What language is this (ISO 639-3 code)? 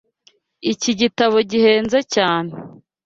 kin